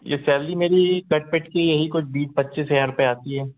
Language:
Hindi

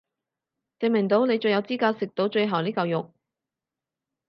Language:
Cantonese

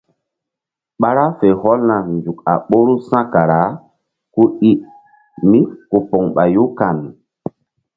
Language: Mbum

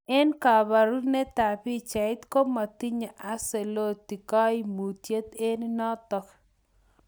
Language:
Kalenjin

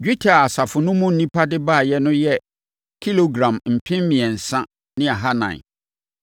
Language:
Akan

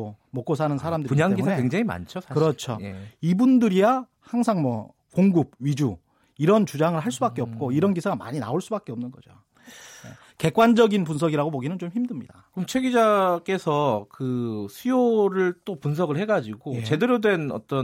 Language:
Korean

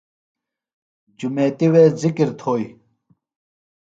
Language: Phalura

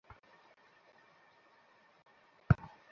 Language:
Bangla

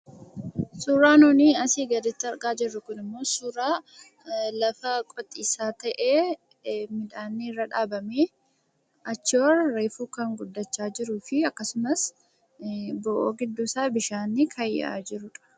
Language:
Oromo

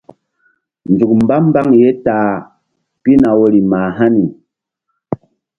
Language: Mbum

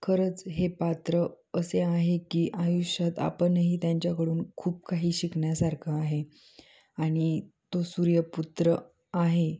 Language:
Marathi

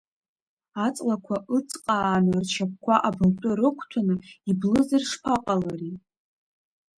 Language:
Abkhazian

